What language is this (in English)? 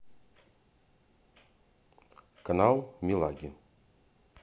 Russian